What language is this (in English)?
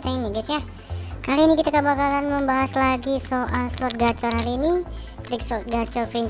Indonesian